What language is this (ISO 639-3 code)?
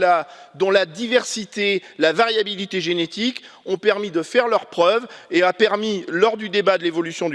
fra